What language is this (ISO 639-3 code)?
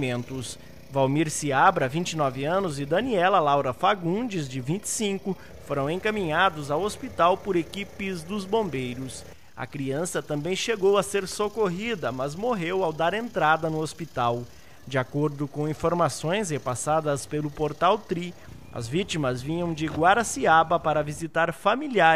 por